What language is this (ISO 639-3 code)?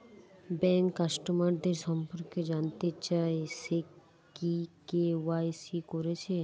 ben